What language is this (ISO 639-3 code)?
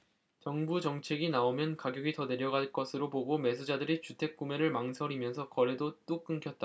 kor